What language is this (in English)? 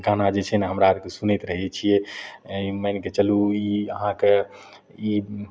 Maithili